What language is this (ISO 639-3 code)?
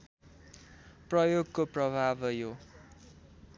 nep